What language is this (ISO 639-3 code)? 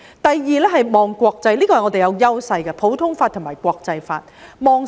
yue